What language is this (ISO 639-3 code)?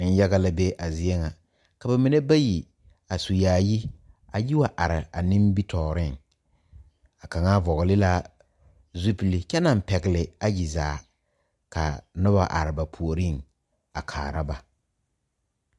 dga